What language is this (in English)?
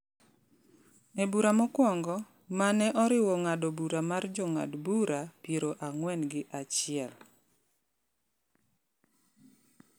Luo (Kenya and Tanzania)